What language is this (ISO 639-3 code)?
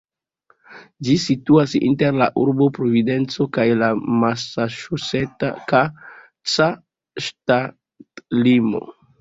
epo